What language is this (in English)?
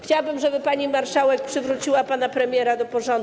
Polish